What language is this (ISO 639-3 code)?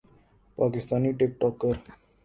urd